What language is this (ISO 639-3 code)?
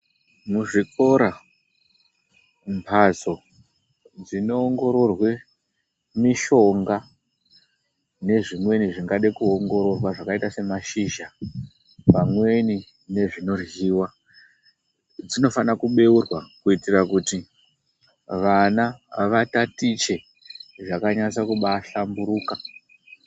ndc